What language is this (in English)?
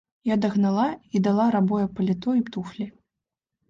Belarusian